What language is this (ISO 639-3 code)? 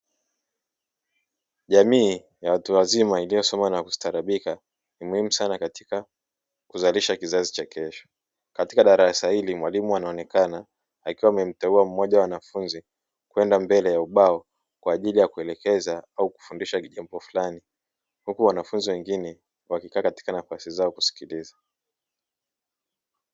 swa